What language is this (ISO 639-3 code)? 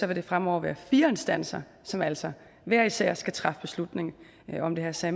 dan